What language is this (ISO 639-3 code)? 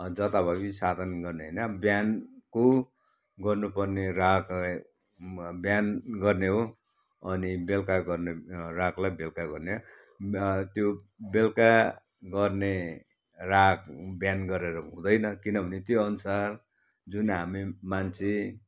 nep